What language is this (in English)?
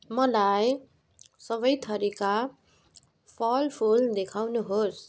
Nepali